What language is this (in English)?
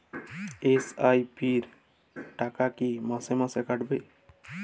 Bangla